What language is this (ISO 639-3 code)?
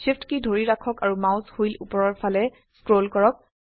asm